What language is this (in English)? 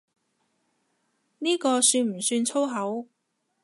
Cantonese